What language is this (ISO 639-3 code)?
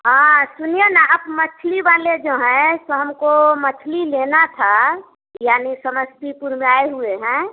hin